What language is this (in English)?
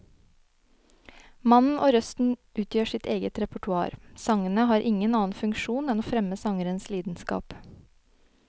Norwegian